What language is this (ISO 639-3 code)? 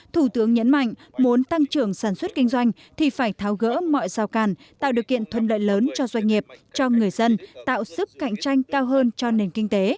vie